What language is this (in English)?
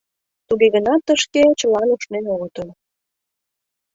Mari